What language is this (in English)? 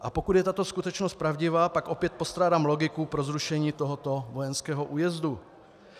Czech